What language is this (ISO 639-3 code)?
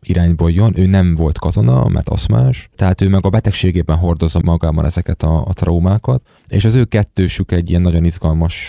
hun